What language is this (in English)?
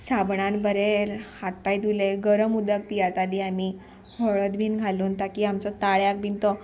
Konkani